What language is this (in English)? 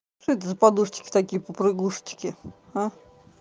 Russian